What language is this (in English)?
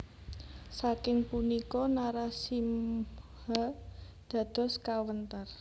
Javanese